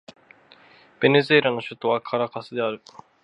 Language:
Japanese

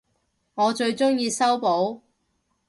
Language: Cantonese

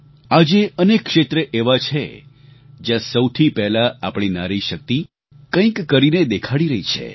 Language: Gujarati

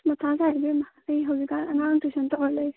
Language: Manipuri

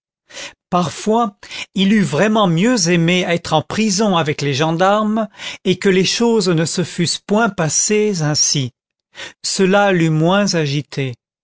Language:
French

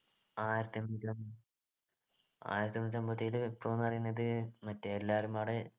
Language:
Malayalam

